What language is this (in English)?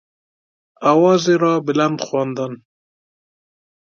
Persian